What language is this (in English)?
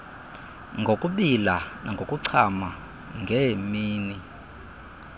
Xhosa